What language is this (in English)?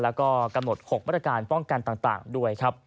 Thai